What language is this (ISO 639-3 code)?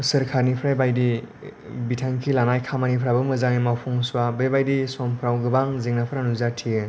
brx